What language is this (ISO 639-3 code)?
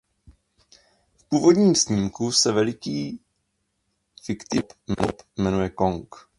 ces